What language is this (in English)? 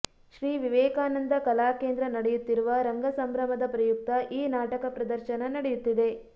Kannada